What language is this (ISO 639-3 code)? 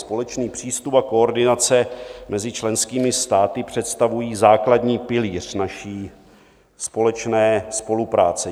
ces